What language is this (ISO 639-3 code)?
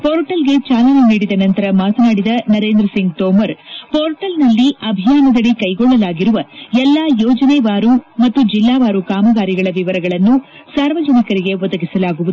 kan